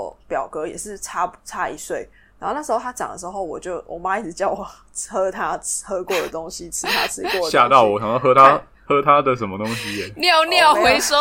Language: Chinese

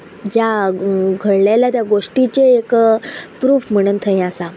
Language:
Konkani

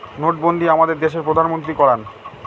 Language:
Bangla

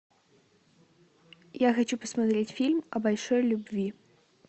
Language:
Russian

